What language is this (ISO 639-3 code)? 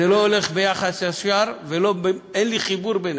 heb